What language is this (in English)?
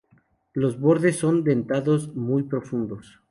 Spanish